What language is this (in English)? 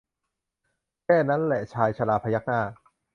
Thai